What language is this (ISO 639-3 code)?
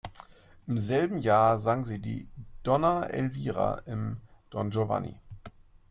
deu